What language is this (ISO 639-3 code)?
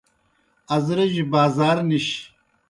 plk